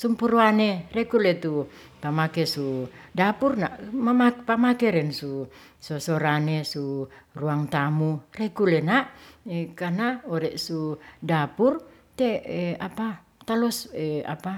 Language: Ratahan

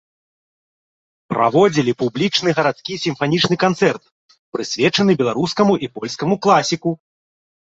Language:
Belarusian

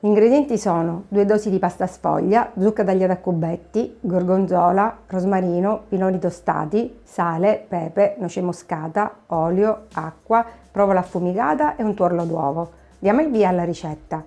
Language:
Italian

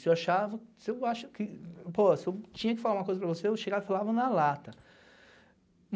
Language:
Portuguese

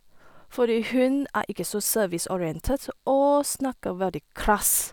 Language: Norwegian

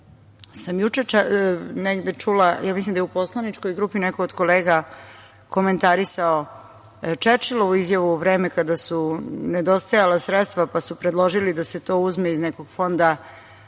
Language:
Serbian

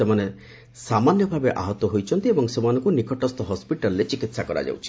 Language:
Odia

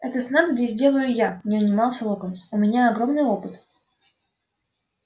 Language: Russian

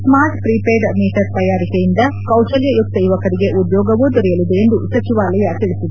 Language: Kannada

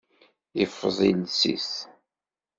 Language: Kabyle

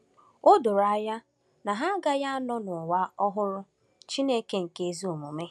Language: Igbo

